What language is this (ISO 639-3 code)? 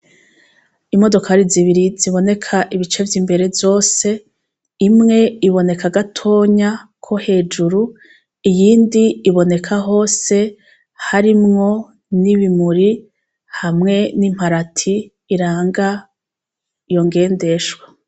run